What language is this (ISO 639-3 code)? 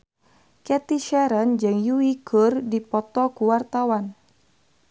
sun